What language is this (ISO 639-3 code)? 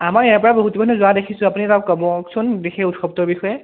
asm